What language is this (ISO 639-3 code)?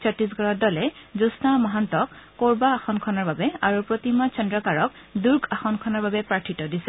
asm